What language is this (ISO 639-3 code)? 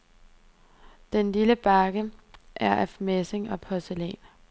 dan